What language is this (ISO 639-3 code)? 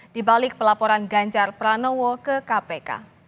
ind